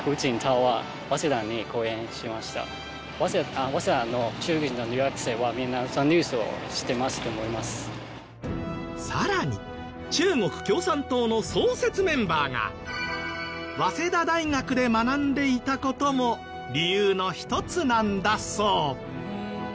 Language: Japanese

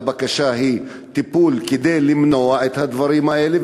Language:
Hebrew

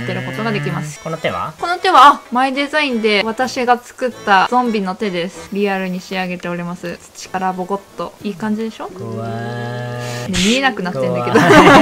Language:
Japanese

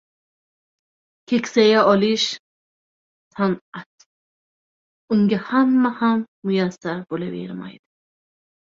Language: Uzbek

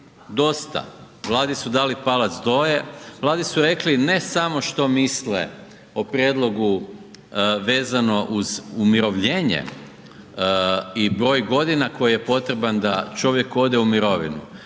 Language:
Croatian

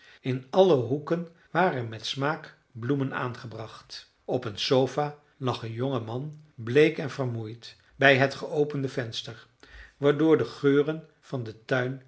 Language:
Dutch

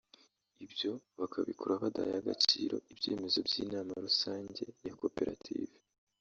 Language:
Kinyarwanda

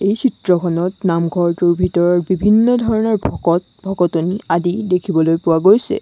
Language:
Assamese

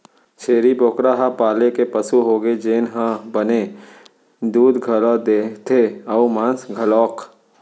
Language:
Chhattisgarhi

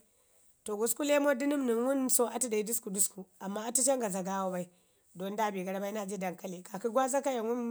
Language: Ngizim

